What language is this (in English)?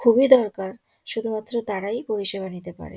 Bangla